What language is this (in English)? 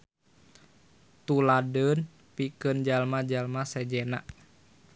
Sundanese